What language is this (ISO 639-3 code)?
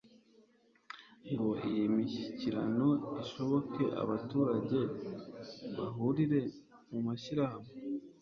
kin